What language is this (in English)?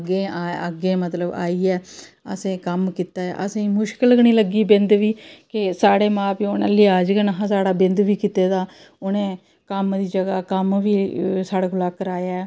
Dogri